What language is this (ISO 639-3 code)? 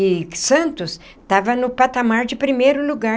por